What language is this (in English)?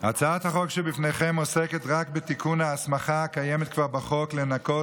Hebrew